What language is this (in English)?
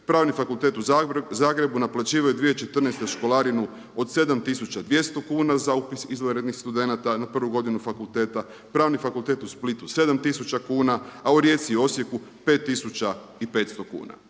Croatian